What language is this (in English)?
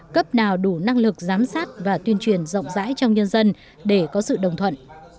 Vietnamese